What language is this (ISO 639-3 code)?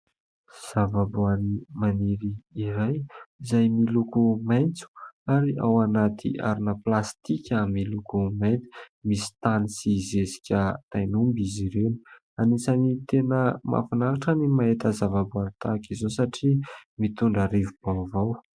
mlg